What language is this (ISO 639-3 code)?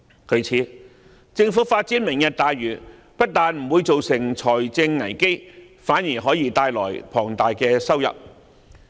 yue